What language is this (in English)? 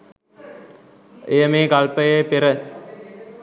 Sinhala